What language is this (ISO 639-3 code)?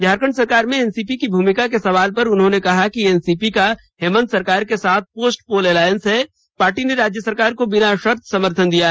hin